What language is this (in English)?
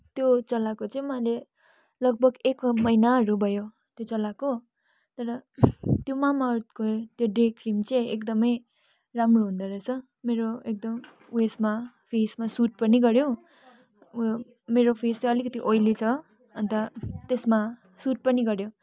Nepali